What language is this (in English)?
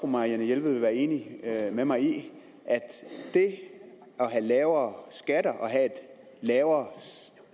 Danish